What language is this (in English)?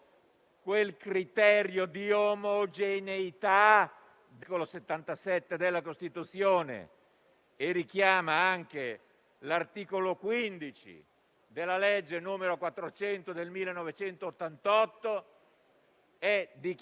Italian